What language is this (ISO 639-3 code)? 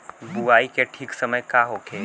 bho